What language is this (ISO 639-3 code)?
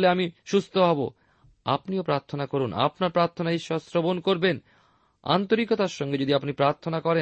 ben